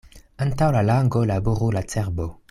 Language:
Esperanto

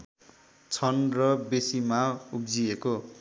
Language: Nepali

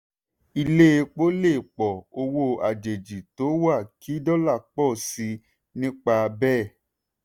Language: Yoruba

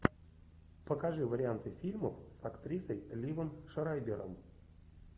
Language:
Russian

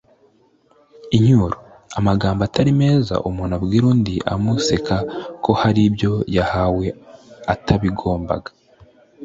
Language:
Kinyarwanda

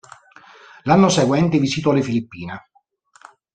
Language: Italian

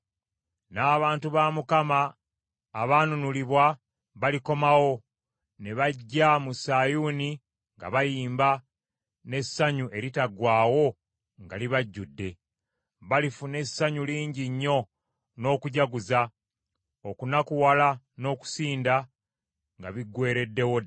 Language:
Ganda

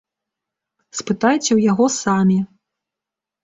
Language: Belarusian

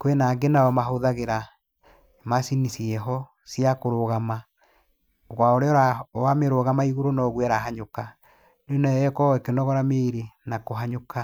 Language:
Kikuyu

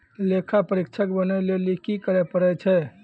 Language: Maithili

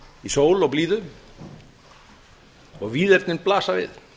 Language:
Icelandic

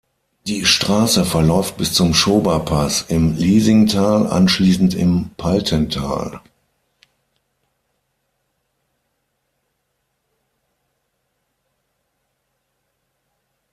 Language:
German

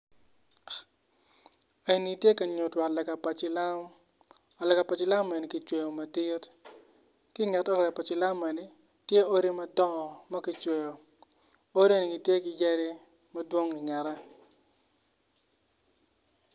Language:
Acoli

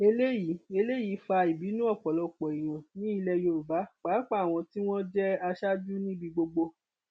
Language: Yoruba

